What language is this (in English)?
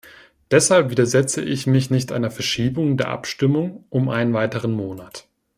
German